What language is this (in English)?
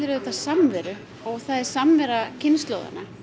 Icelandic